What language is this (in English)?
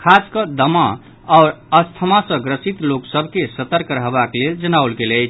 Maithili